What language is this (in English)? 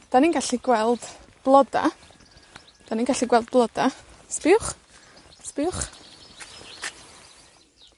Welsh